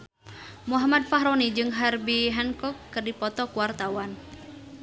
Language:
Sundanese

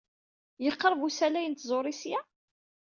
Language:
Kabyle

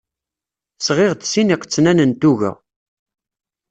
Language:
Kabyle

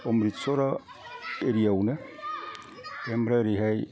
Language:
Bodo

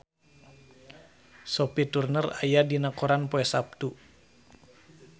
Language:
Sundanese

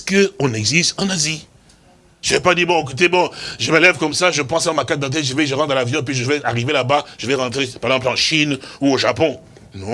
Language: French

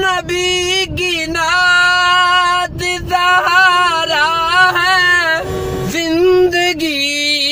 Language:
Hindi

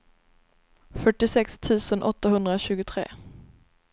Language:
Swedish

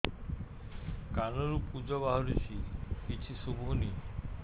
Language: Odia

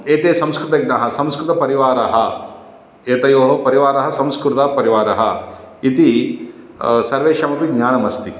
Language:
Sanskrit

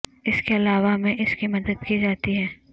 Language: Urdu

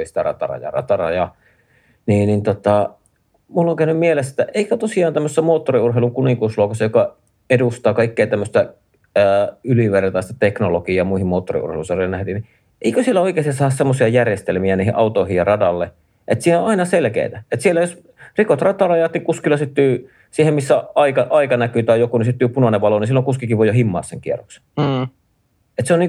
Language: Finnish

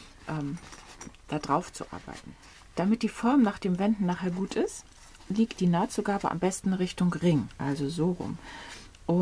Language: German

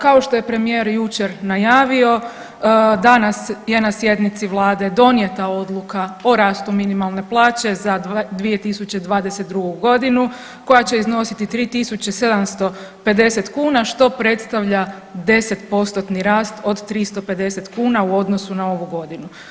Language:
Croatian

